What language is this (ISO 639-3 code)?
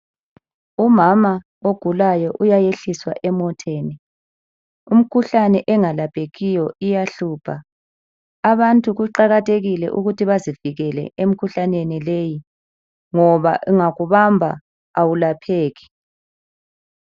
nde